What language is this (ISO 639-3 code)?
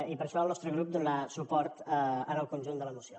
cat